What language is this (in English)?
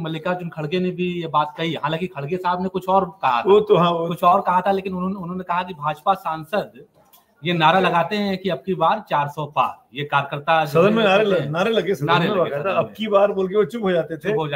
Hindi